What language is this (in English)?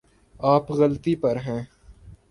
Urdu